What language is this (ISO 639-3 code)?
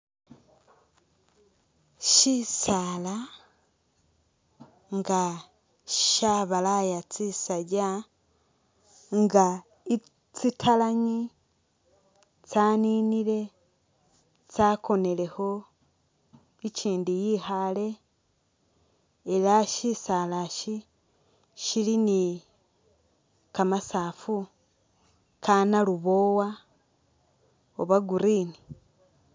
myx